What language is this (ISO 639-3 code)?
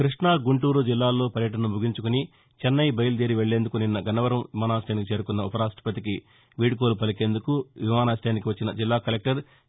tel